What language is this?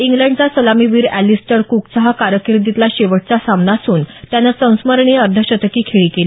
Marathi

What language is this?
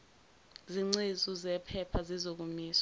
Zulu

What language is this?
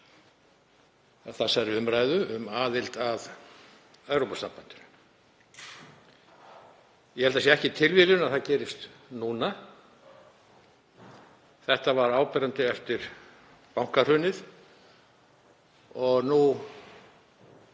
Icelandic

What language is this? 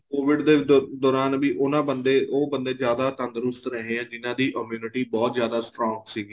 Punjabi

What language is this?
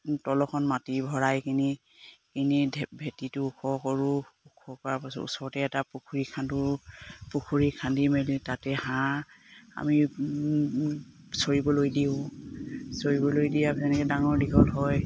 Assamese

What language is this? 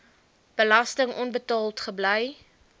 Afrikaans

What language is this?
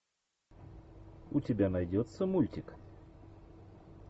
Russian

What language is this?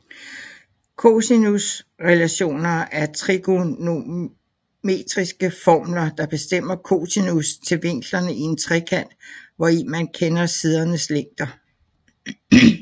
Danish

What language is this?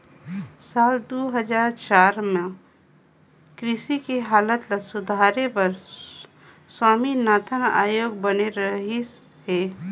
Chhattisgarhi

